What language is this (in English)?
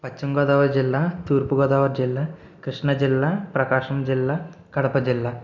Telugu